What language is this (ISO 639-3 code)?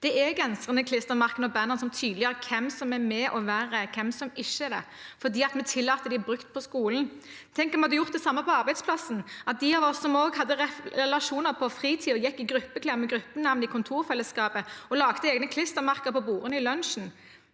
nor